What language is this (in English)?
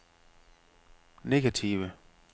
Danish